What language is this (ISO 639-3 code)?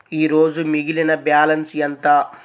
tel